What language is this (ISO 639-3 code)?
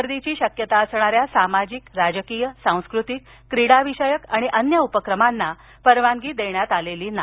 mar